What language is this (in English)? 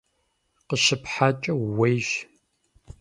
Kabardian